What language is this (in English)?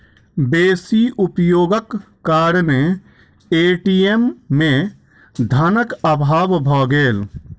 Maithili